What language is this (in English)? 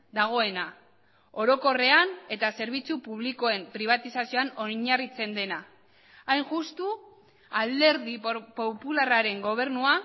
Basque